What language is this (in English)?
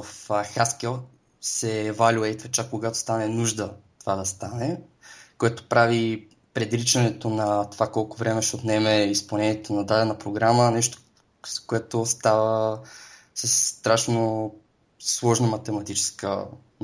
Bulgarian